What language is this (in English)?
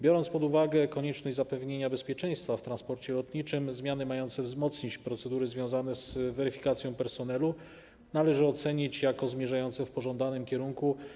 Polish